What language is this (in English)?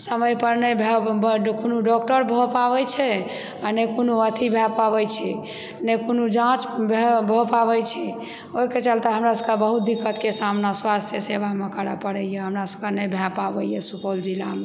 Maithili